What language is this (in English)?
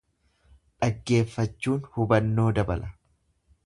Oromo